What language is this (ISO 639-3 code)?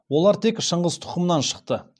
kaz